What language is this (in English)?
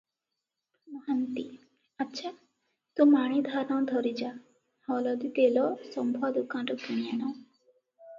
Odia